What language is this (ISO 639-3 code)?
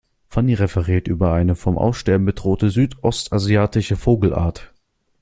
deu